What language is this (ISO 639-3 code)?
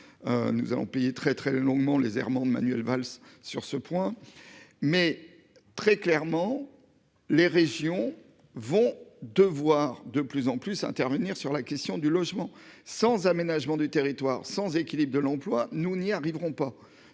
fra